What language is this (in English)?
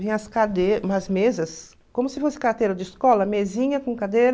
Portuguese